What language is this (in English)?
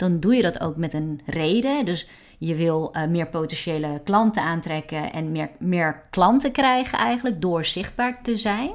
Dutch